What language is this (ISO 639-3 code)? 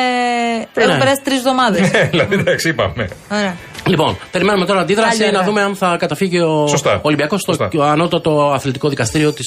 ell